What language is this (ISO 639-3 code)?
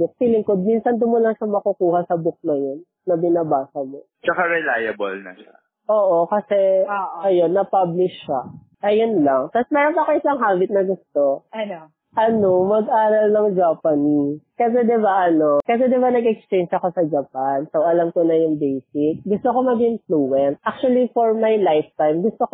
fil